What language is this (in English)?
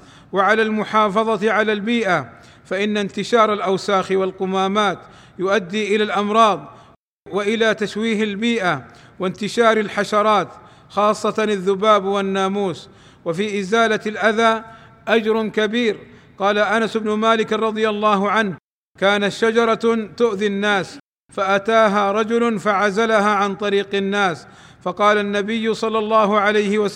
Arabic